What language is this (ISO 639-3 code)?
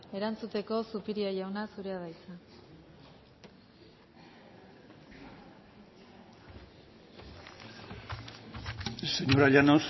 eus